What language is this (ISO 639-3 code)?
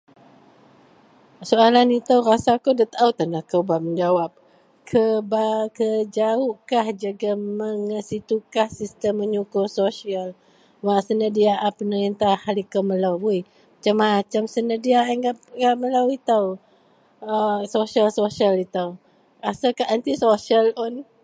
mel